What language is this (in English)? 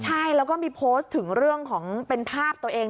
Thai